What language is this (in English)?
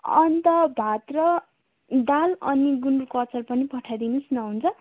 Nepali